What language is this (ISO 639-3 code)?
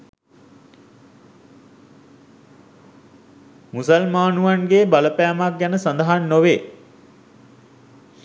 sin